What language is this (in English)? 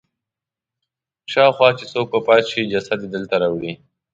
Pashto